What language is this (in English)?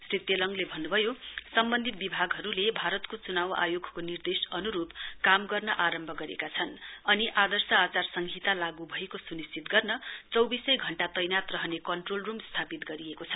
Nepali